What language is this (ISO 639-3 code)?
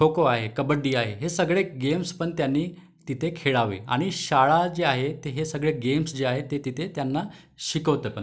mar